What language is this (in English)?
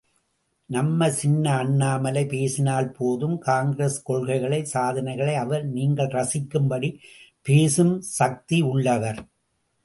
Tamil